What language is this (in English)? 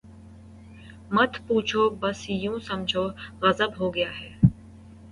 Urdu